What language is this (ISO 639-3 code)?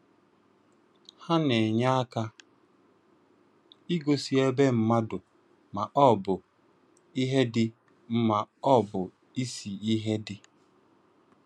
ibo